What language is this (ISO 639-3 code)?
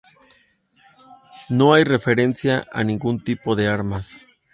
spa